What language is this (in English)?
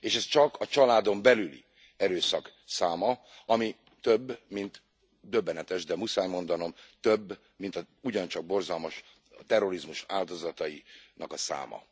Hungarian